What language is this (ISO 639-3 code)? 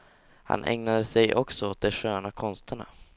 swe